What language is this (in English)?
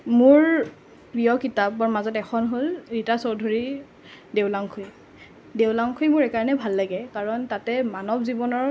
Assamese